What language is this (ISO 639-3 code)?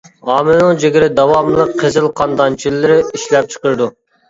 uig